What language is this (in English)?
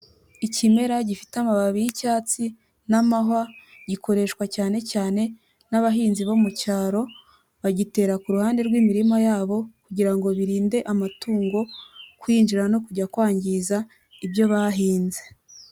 Kinyarwanda